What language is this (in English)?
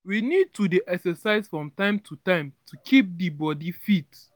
Nigerian Pidgin